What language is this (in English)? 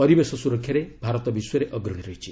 Odia